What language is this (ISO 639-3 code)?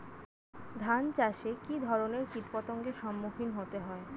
ben